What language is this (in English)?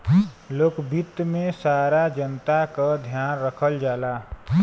Bhojpuri